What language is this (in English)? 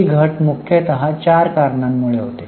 Marathi